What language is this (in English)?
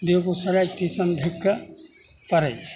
Maithili